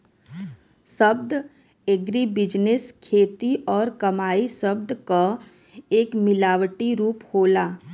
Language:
Bhojpuri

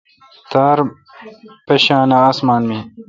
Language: Kalkoti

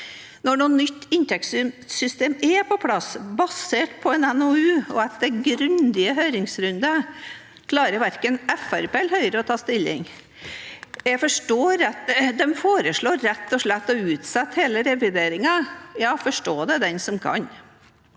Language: Norwegian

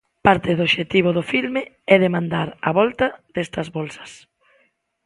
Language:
Galician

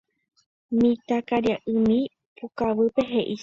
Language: Guarani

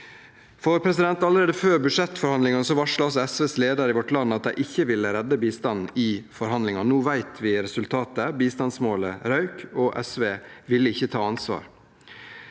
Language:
Norwegian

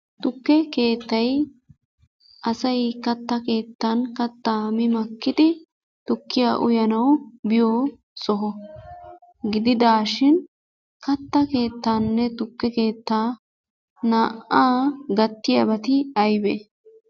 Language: Wolaytta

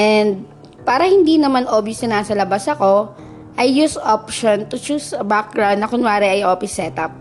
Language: Filipino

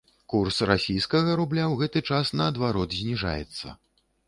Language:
Belarusian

